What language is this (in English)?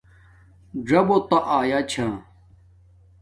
Domaaki